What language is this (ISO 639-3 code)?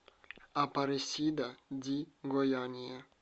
rus